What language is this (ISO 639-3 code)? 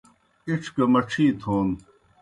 plk